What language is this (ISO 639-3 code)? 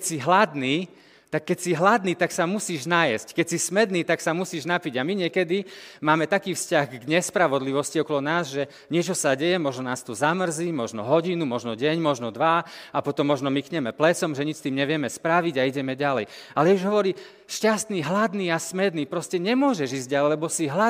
slk